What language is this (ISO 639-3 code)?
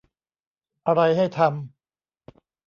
tha